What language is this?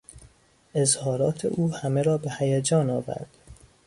Persian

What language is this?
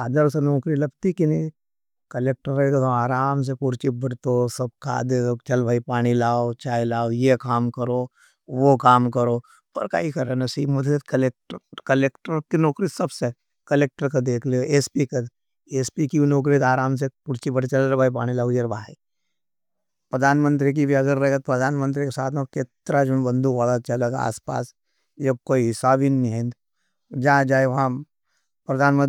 Nimadi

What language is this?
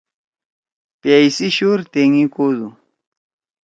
Torwali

